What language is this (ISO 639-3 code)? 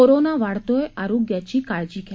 mar